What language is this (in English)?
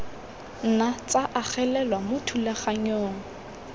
Tswana